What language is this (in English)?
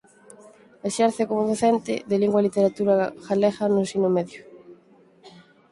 Galician